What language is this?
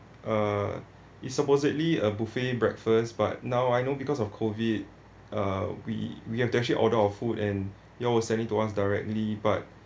English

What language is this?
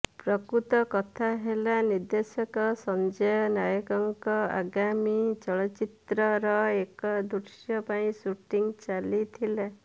Odia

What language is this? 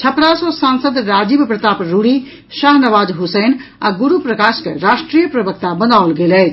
Maithili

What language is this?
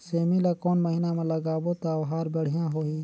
Chhattisgarhi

